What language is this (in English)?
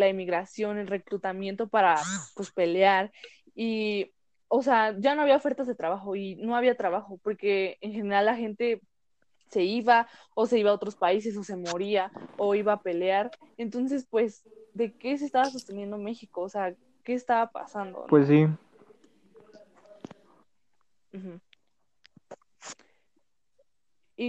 Spanish